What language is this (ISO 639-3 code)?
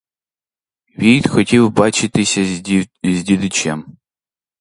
ukr